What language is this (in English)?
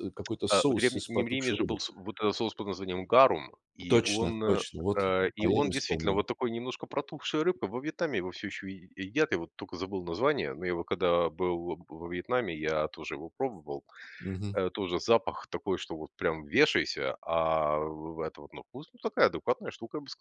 Russian